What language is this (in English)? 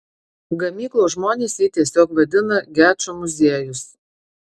Lithuanian